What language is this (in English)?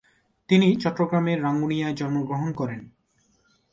Bangla